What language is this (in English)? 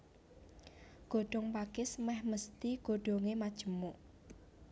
Javanese